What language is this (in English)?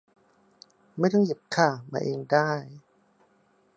Thai